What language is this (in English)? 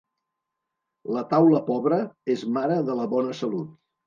Catalan